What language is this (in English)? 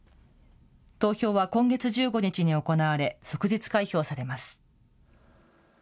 Japanese